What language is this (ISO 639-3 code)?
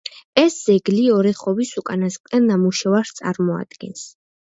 kat